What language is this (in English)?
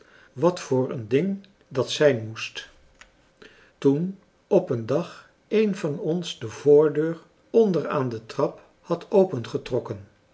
Dutch